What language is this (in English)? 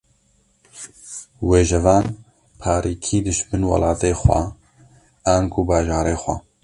Kurdish